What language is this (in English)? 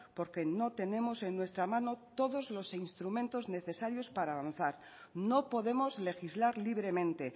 Spanish